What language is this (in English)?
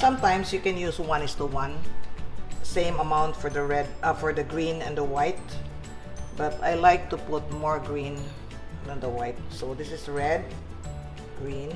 English